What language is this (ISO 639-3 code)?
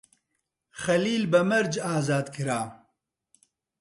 ckb